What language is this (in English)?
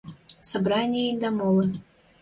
Western Mari